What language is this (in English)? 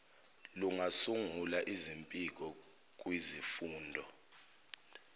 Zulu